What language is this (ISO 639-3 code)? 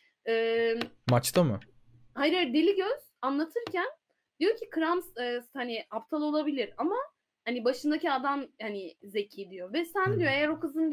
tur